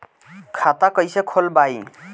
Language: Bhojpuri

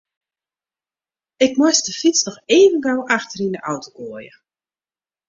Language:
Western Frisian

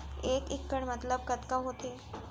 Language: Chhattisgarhi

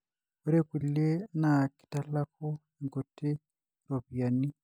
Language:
Masai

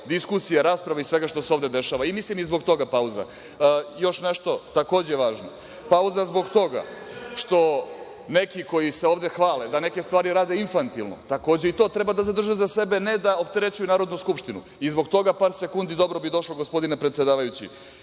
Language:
Serbian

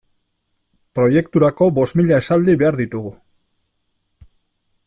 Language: Basque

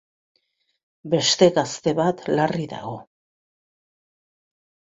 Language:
Basque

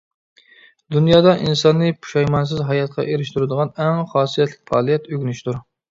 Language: Uyghur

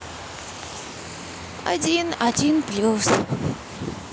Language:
Russian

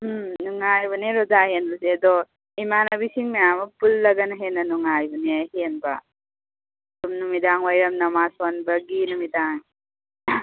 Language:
Manipuri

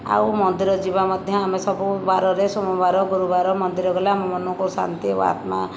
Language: Odia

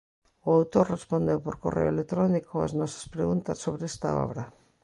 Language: Galician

